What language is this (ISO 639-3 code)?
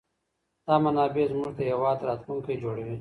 pus